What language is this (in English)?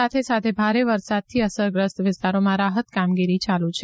Gujarati